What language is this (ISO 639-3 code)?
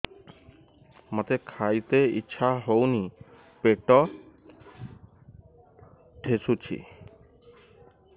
ori